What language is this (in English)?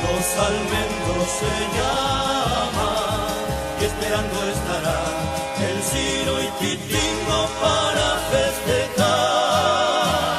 Arabic